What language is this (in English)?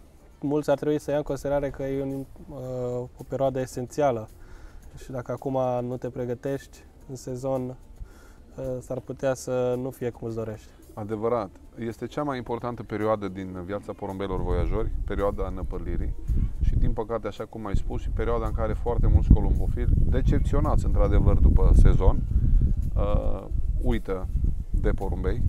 Romanian